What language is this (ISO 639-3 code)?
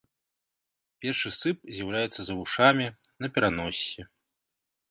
bel